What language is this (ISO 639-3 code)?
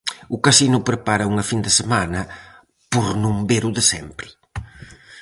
glg